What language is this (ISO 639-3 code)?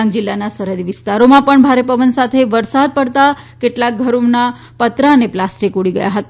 guj